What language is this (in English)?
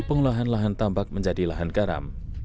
Indonesian